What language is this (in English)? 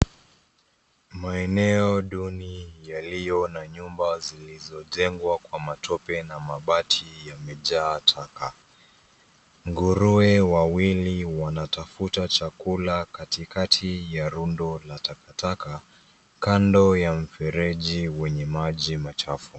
Swahili